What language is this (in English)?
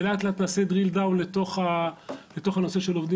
Hebrew